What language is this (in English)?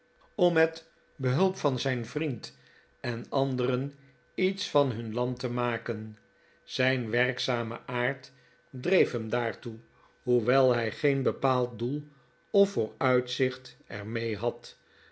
Dutch